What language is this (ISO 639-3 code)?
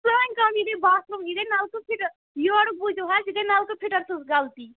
kas